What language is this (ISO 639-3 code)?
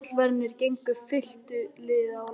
isl